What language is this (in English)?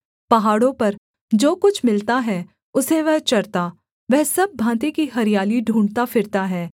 Hindi